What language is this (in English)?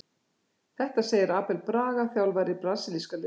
Icelandic